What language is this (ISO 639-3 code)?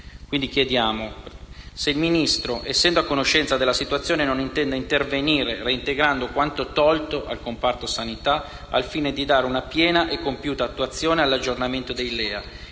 ita